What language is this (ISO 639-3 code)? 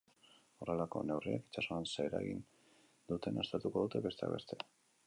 eus